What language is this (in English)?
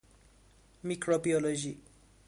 Persian